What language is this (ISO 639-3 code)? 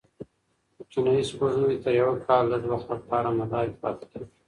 pus